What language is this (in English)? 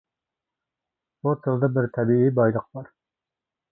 Uyghur